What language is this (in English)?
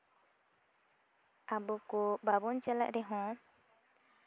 Santali